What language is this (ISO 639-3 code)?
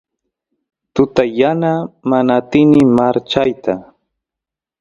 qus